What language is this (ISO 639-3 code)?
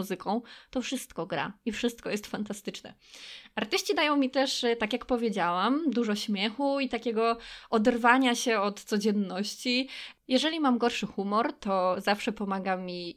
pol